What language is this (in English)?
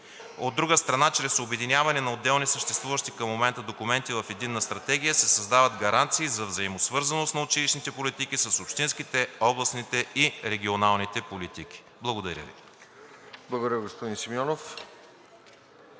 Bulgarian